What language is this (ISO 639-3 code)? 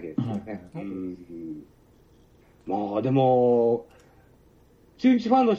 jpn